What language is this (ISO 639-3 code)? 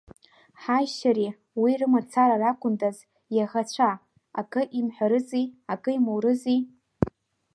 abk